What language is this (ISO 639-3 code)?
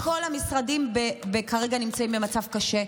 heb